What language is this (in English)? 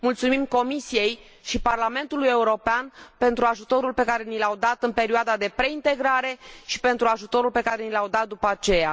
Romanian